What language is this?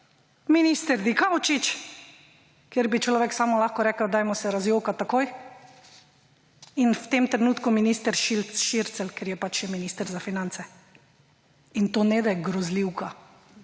Slovenian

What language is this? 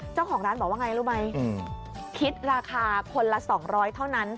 Thai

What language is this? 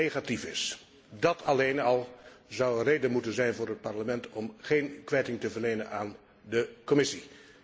Dutch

